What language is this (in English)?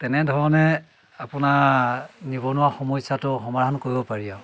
Assamese